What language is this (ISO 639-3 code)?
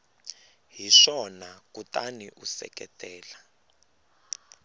tso